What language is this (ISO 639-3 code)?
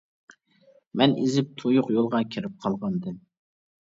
uig